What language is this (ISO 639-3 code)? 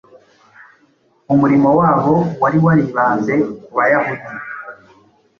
kin